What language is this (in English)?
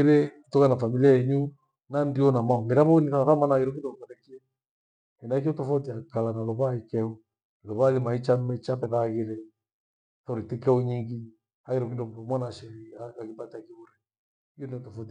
Gweno